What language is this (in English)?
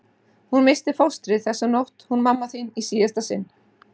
Icelandic